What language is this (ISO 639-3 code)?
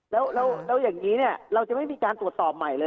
tha